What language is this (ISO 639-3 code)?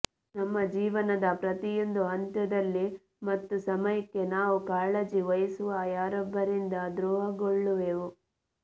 kan